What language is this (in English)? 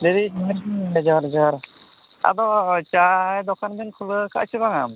Santali